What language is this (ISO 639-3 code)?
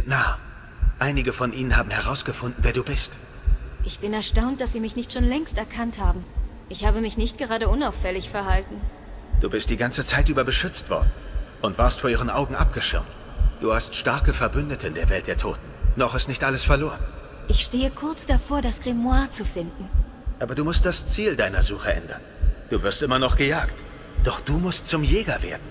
deu